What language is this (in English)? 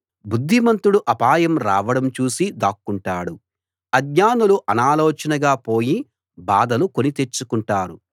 Telugu